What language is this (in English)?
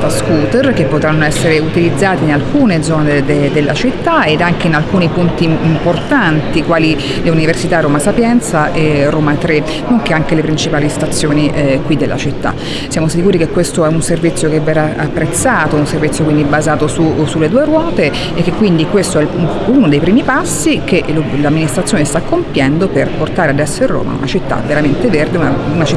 Italian